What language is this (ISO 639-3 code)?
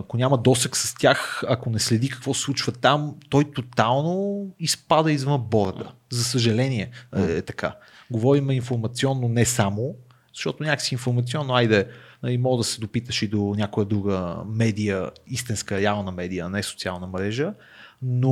bul